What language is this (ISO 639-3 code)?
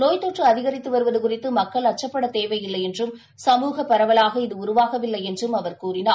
tam